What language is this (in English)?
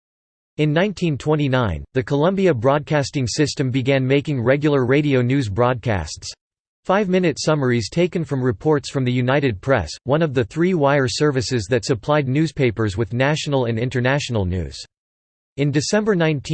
English